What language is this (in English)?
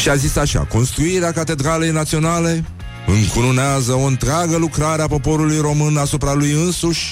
Romanian